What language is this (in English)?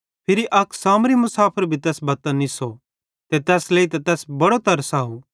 Bhadrawahi